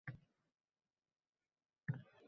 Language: Uzbek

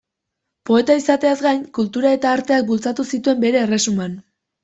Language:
Basque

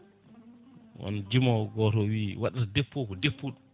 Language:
Fula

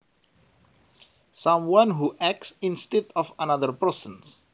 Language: Javanese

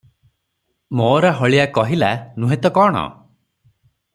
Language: Odia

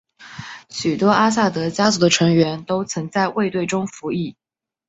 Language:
Chinese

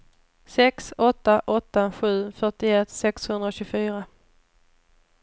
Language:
Swedish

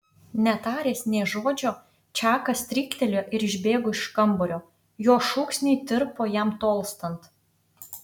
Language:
Lithuanian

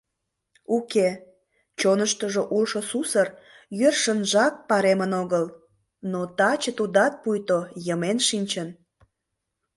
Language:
Mari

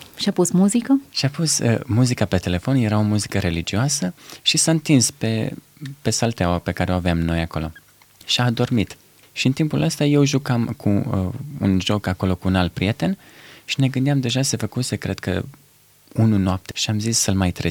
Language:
Romanian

